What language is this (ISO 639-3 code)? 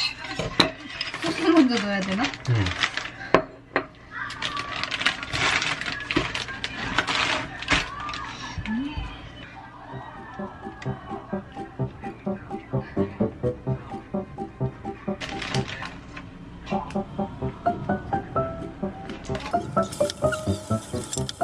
kor